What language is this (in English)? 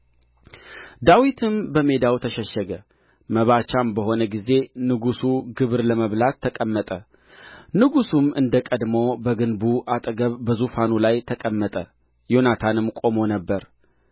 Amharic